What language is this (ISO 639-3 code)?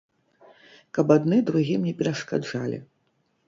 bel